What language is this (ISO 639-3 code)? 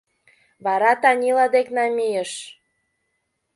chm